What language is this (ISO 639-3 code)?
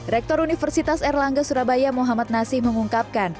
ind